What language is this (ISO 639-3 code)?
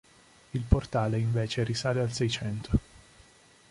ita